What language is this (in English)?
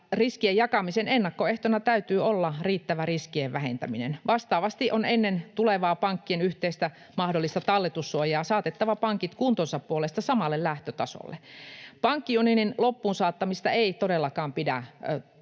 Finnish